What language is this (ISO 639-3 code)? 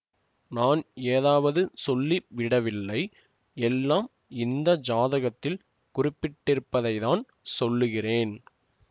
tam